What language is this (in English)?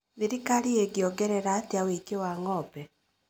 Kikuyu